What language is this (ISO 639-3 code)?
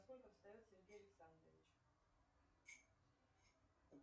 rus